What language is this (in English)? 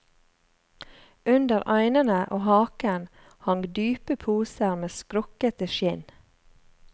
Norwegian